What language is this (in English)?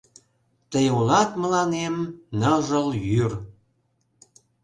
Mari